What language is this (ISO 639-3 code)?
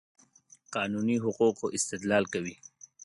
pus